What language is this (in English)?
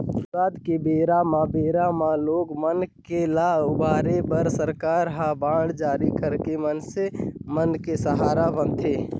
Chhattisgarhi